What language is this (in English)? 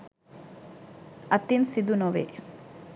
Sinhala